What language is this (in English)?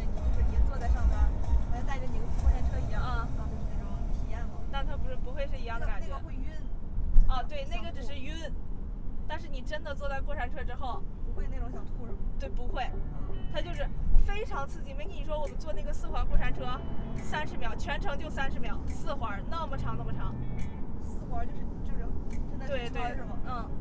Chinese